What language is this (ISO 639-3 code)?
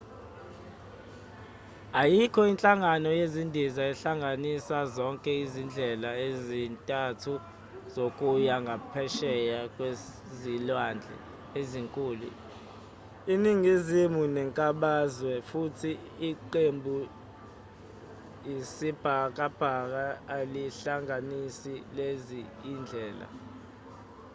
zul